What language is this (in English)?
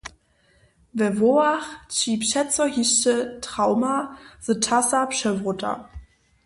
Upper Sorbian